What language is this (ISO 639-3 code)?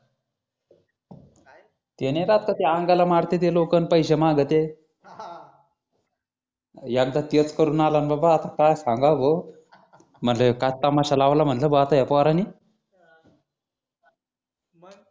mar